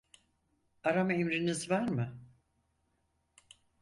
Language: Turkish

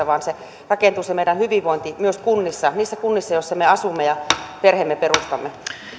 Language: Finnish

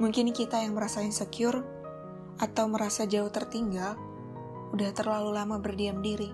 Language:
Indonesian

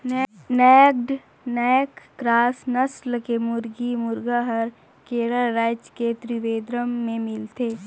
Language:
Chhattisgarhi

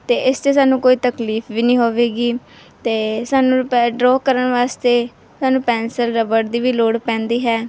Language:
Punjabi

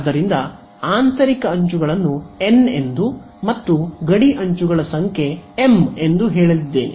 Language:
Kannada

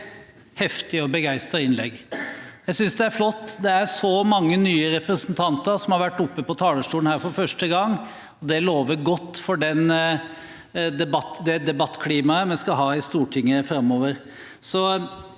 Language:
Norwegian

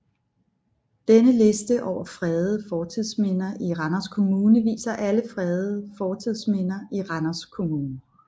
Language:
Danish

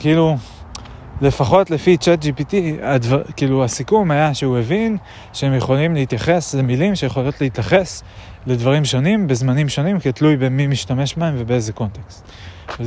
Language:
Hebrew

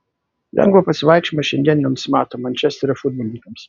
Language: Lithuanian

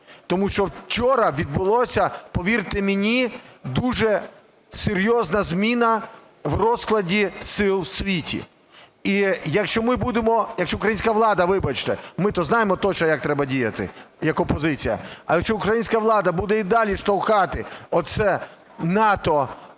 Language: Ukrainian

